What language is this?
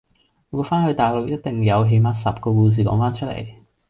Cantonese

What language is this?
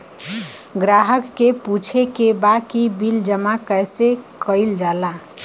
Bhojpuri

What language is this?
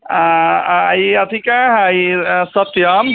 Maithili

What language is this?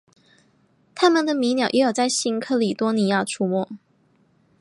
Chinese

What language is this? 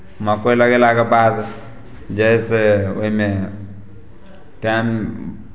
Maithili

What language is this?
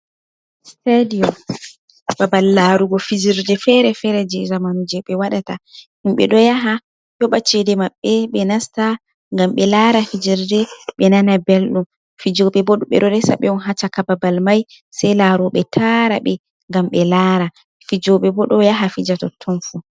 Fula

